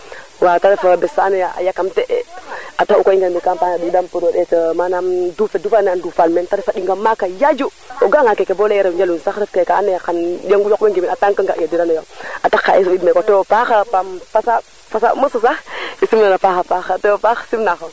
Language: Serer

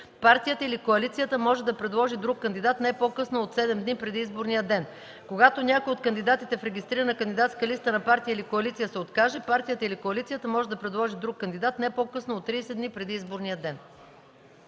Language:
Bulgarian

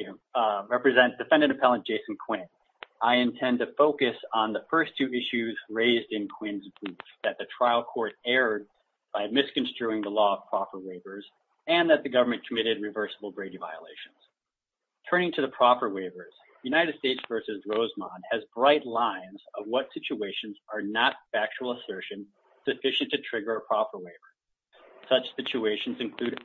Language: English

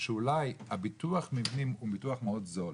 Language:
Hebrew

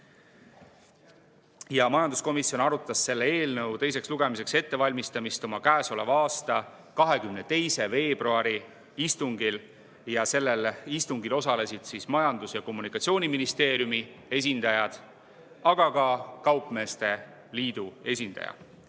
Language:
Estonian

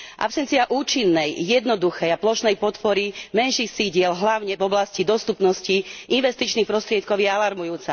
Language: Slovak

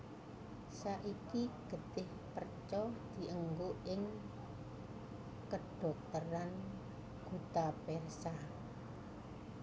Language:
Javanese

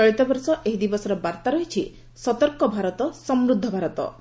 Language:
Odia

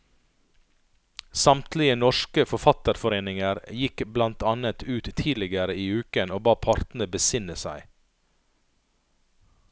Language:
Norwegian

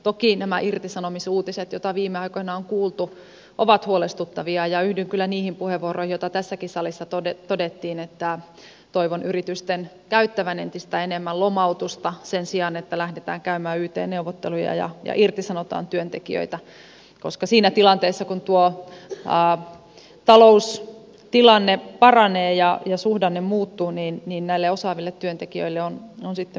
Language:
Finnish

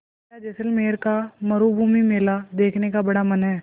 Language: Hindi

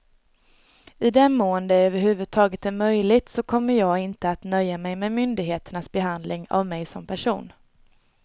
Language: Swedish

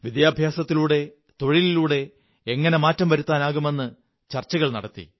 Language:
Malayalam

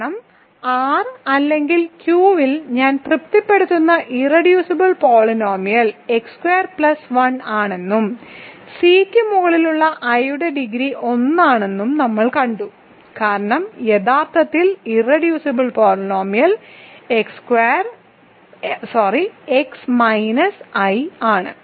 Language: Malayalam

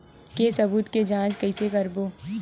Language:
Chhattisgarhi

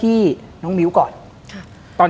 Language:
Thai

